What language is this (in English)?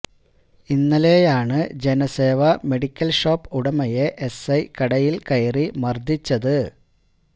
Malayalam